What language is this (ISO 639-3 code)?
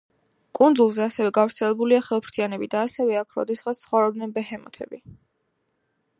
kat